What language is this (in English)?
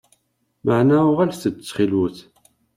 Kabyle